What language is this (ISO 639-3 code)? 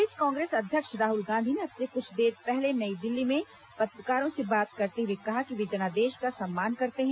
hin